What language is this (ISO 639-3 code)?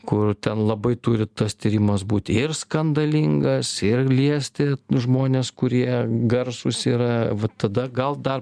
lit